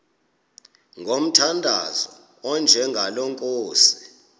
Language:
Xhosa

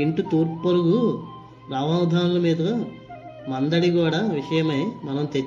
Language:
Telugu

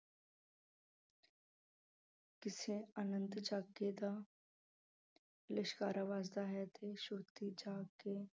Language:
Punjabi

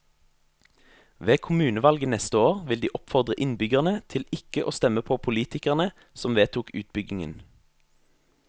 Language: Norwegian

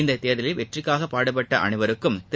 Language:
Tamil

